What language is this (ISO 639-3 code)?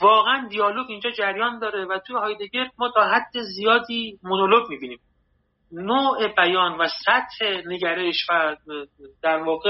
fas